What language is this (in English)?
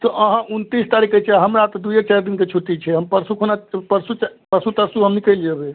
Maithili